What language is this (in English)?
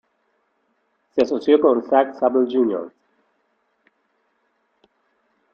Spanish